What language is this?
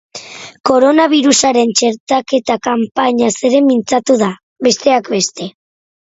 Basque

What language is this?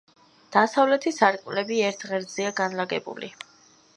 Georgian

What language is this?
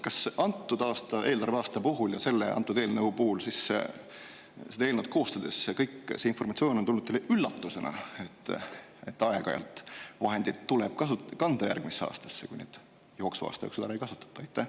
Estonian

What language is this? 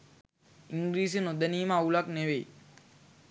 Sinhala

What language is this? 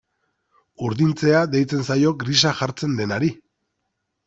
Basque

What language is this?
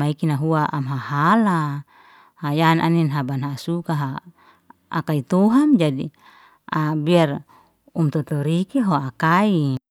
Liana-Seti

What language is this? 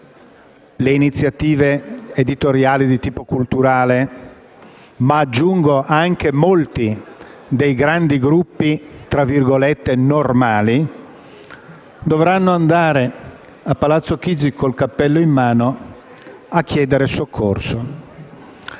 Italian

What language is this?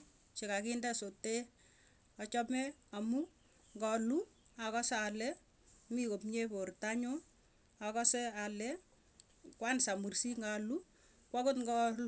Tugen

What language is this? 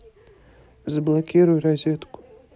Russian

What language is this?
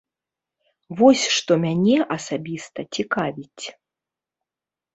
Belarusian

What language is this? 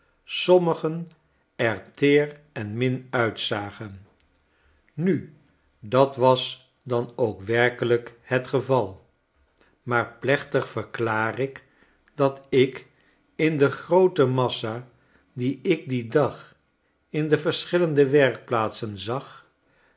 Dutch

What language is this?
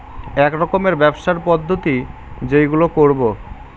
Bangla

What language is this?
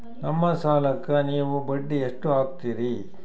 Kannada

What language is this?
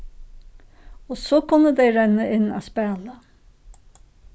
Faroese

